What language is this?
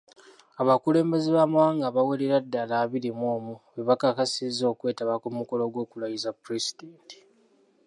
Ganda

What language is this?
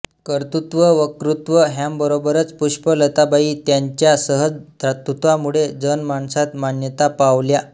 Marathi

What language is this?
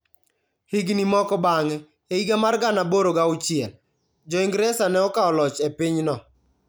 Luo (Kenya and Tanzania)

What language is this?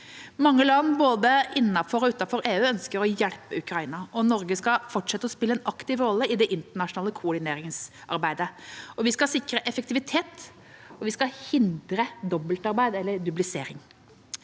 Norwegian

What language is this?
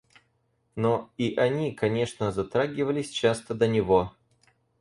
Russian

